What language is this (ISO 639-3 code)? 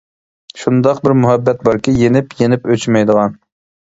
uig